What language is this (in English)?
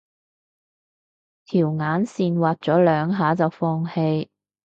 Cantonese